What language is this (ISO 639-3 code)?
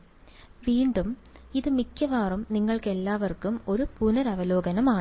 mal